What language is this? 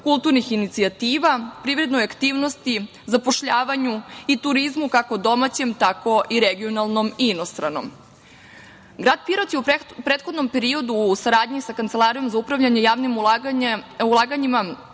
Serbian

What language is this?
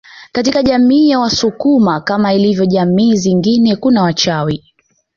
Swahili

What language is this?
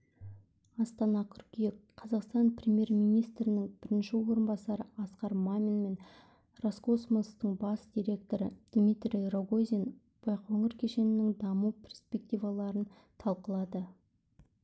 Kazakh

